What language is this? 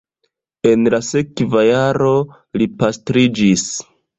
Esperanto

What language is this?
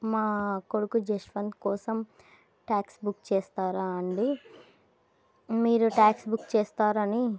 Telugu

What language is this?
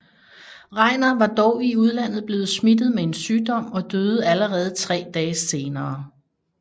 Danish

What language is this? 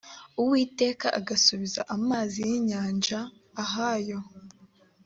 Kinyarwanda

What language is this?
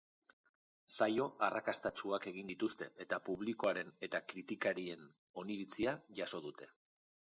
Basque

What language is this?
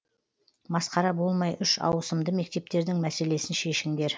Kazakh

